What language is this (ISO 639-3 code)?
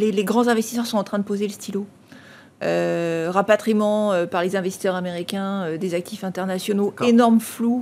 fra